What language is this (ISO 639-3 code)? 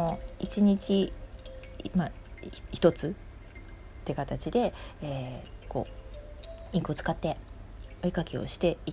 jpn